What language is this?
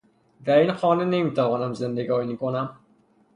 Persian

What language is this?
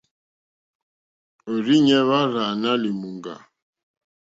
Mokpwe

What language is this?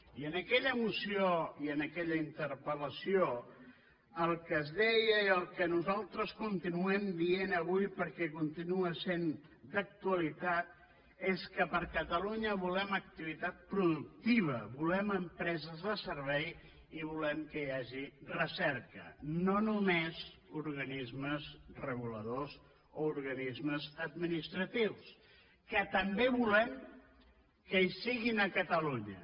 Catalan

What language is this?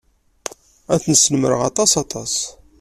Kabyle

